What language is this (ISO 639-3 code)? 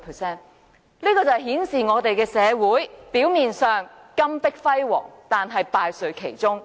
yue